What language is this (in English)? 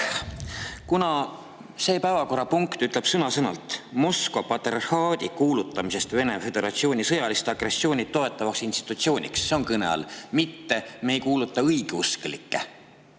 Estonian